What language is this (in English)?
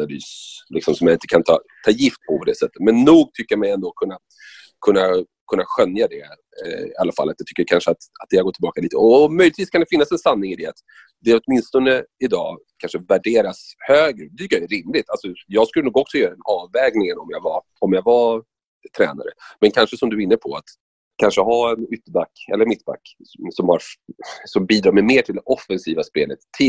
Swedish